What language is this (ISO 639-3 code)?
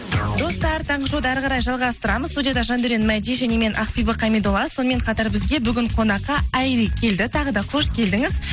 kaz